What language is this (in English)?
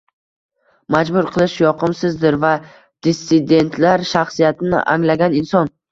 Uzbek